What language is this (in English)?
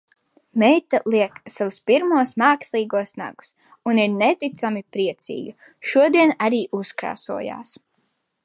Latvian